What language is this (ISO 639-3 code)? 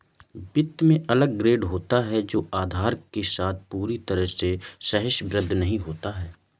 hin